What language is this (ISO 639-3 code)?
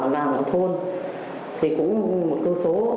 vie